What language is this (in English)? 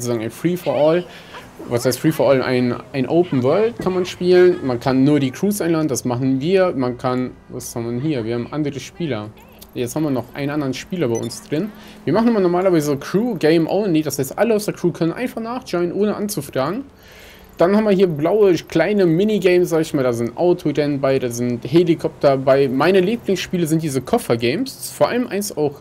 German